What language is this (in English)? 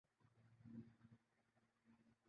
Urdu